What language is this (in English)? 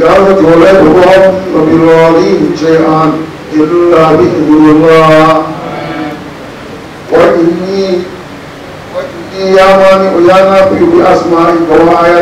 Arabic